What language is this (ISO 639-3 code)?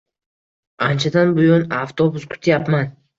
uzb